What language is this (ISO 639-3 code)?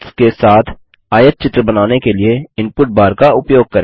hin